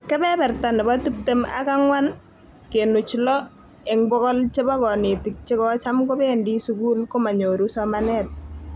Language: Kalenjin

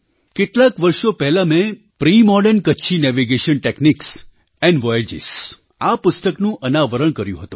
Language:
Gujarati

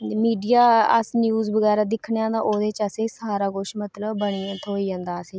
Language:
Dogri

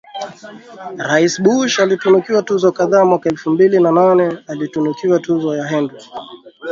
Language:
Swahili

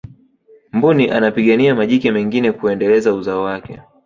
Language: Swahili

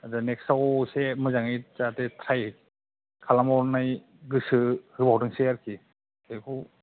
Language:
Bodo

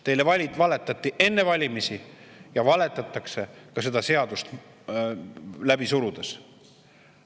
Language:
Estonian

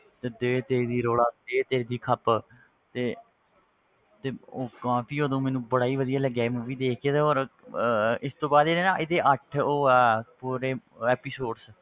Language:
Punjabi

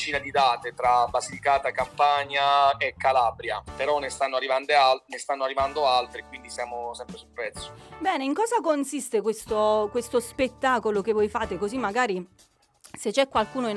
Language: Italian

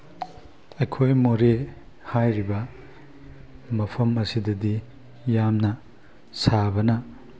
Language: Manipuri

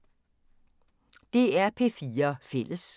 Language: Danish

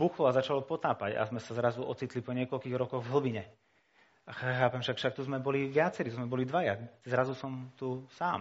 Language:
Slovak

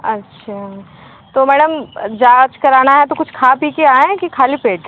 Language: Hindi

